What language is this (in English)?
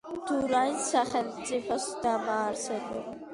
Georgian